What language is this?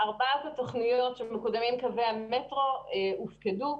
Hebrew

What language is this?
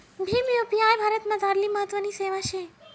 Marathi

